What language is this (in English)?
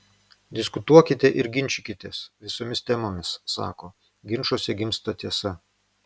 Lithuanian